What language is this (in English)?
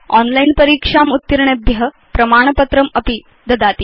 Sanskrit